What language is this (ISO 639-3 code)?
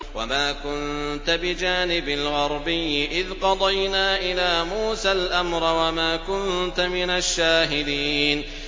ara